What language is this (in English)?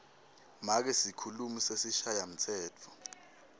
Swati